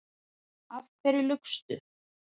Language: Icelandic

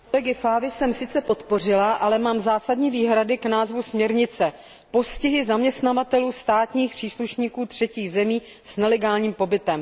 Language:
Czech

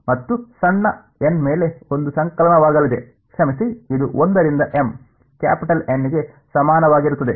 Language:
Kannada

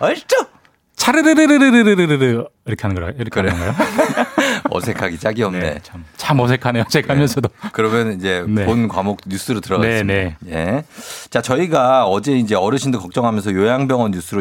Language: Korean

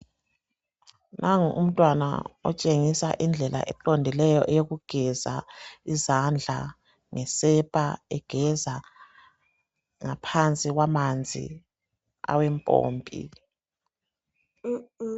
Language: North Ndebele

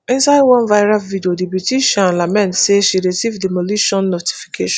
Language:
Nigerian Pidgin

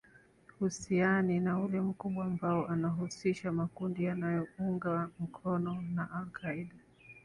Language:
Swahili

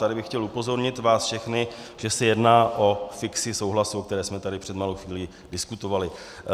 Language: Czech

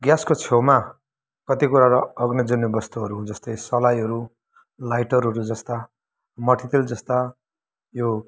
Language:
Nepali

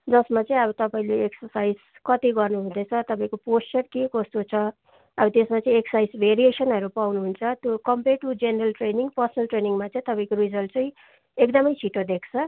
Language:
Nepali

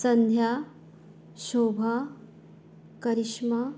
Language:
Konkani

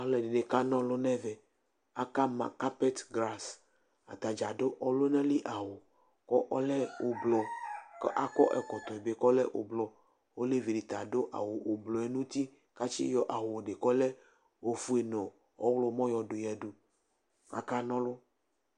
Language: Ikposo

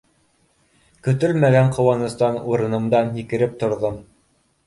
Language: Bashkir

